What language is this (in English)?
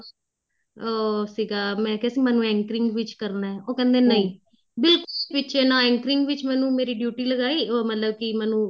Punjabi